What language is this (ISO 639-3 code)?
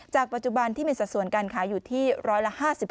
tha